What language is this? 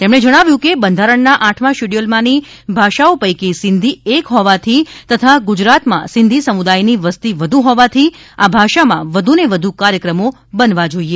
Gujarati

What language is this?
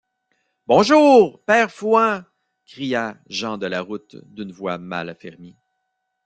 French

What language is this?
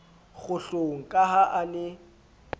Southern Sotho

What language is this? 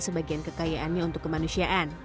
Indonesian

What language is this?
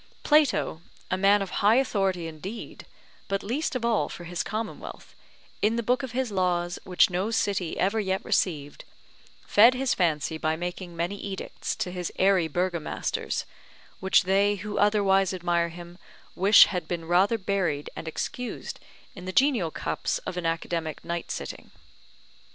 English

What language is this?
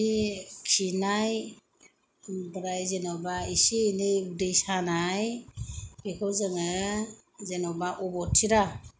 Bodo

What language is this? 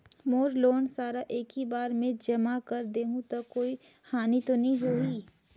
Chhattisgarhi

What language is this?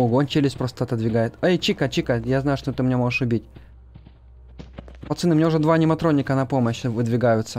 Russian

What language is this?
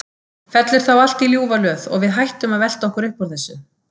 Icelandic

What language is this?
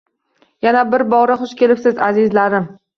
Uzbek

